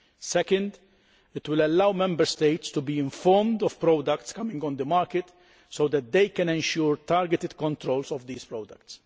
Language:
English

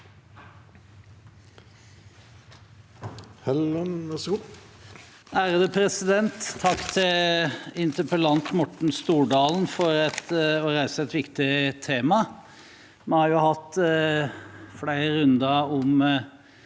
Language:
Norwegian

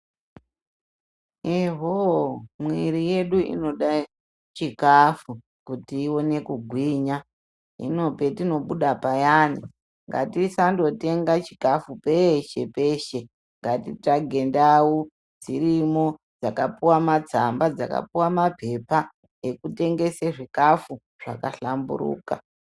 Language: Ndau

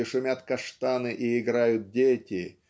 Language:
Russian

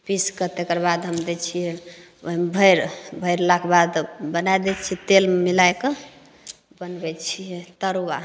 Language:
Maithili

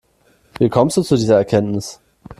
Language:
German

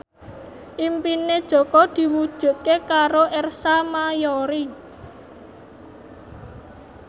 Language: Javanese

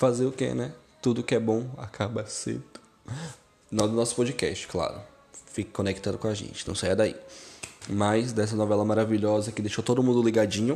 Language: Portuguese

